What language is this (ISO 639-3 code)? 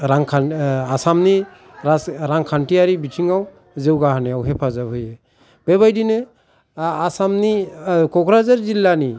brx